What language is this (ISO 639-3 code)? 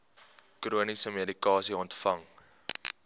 afr